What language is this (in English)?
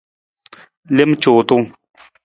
Nawdm